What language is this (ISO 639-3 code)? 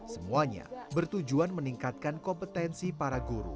ind